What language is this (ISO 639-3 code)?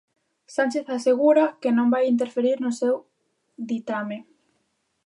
glg